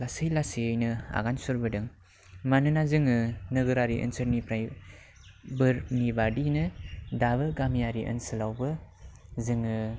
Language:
Bodo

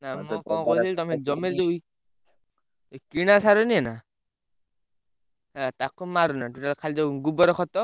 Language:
Odia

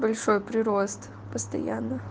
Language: Russian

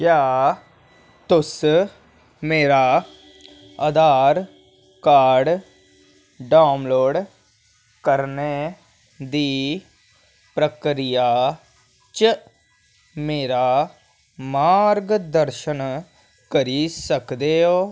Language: Dogri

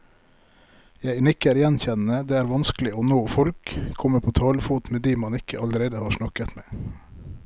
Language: Norwegian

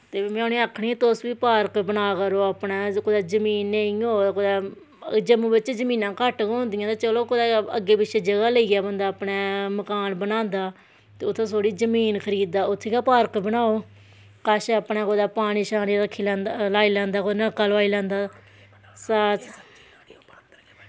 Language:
Dogri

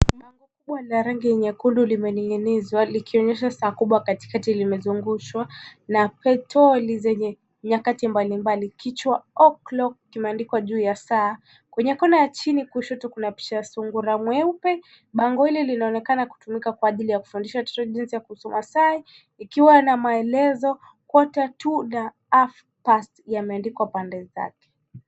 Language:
Swahili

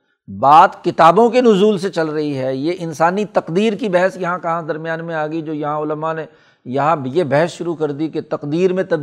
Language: Urdu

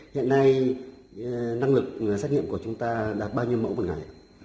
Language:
Vietnamese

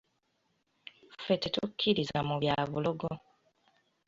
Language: Ganda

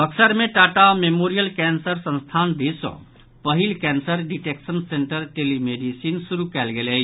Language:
Maithili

